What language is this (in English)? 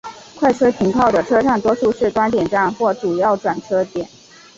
Chinese